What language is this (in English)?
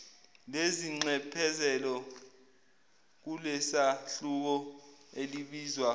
Zulu